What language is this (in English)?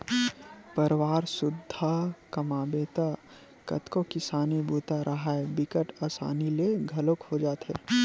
Chhattisgarhi